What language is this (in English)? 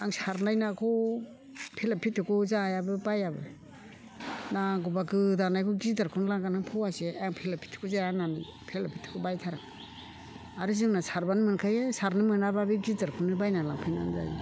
Bodo